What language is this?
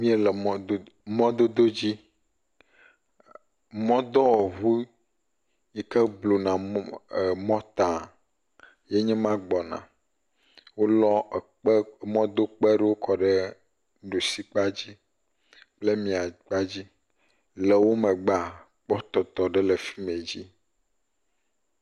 Ewe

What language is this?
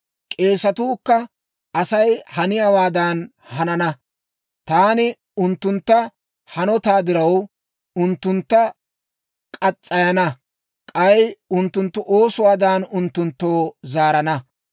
Dawro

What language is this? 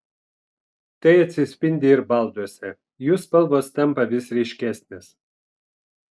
Lithuanian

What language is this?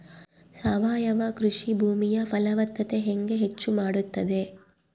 Kannada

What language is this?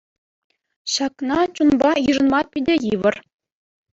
Chuvash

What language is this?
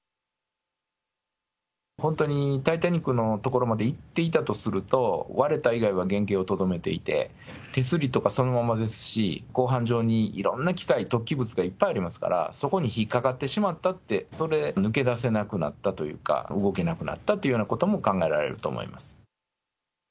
Japanese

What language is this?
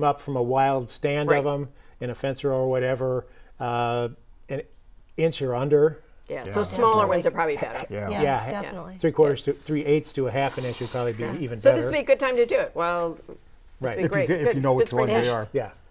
English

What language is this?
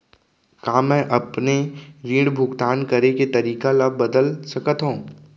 Chhattisgarhi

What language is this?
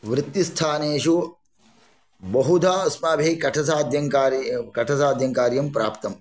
Sanskrit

